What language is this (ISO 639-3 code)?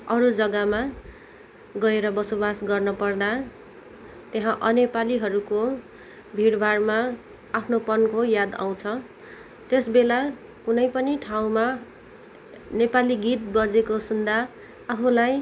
nep